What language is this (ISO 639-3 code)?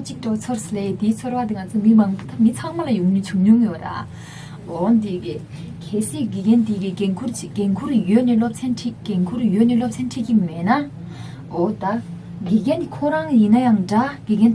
kor